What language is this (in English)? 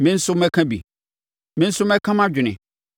Akan